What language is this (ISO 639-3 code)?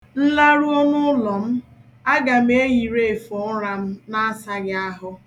ibo